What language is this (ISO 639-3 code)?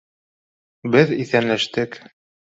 bak